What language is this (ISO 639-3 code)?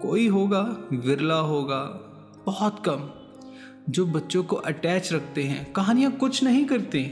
hin